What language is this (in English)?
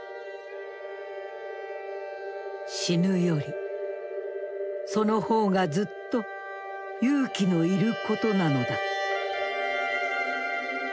Japanese